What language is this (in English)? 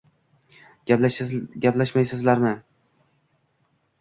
Uzbek